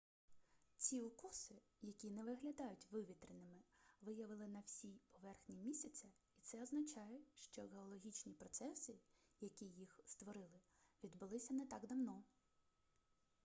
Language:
Ukrainian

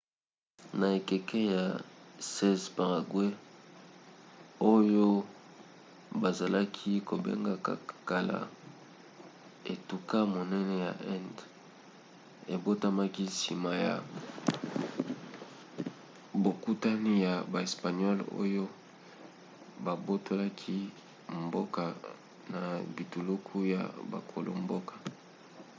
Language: Lingala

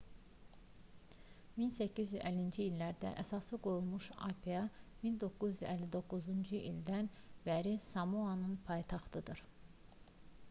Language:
Azerbaijani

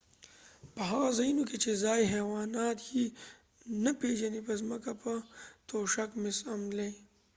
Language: Pashto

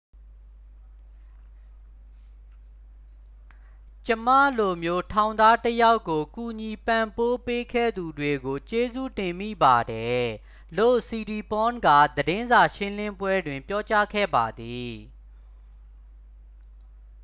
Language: Burmese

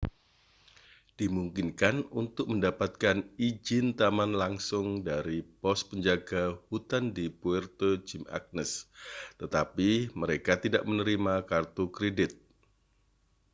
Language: Indonesian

